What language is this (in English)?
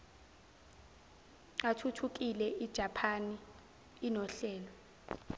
Zulu